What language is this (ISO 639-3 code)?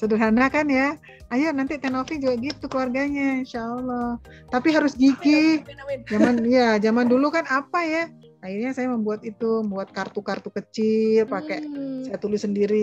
ind